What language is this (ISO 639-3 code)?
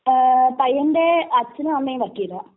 mal